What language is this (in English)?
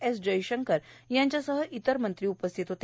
Marathi